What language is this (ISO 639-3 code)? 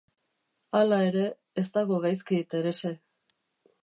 eus